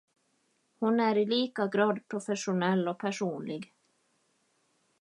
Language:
Swedish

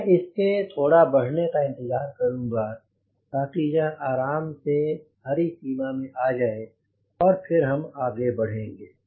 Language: Hindi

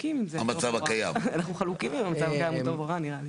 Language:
Hebrew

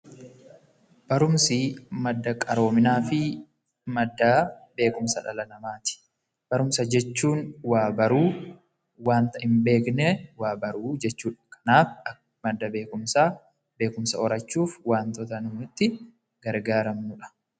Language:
Oromo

